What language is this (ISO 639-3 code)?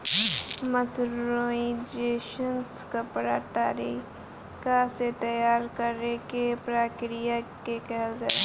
bho